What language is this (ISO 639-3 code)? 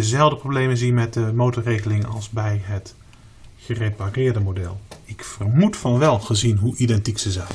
nld